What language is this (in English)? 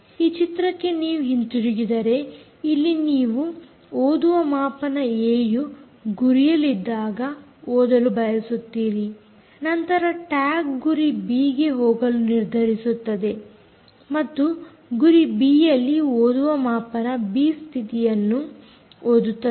Kannada